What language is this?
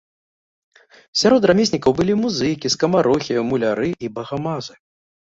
Belarusian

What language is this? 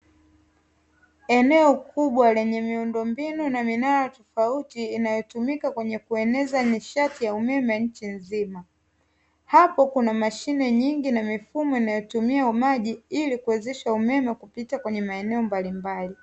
Swahili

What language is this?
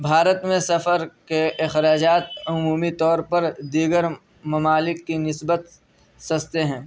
Urdu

